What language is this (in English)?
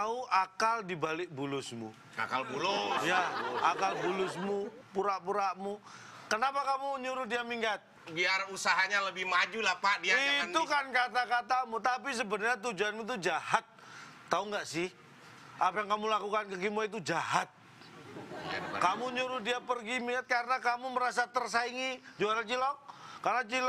Indonesian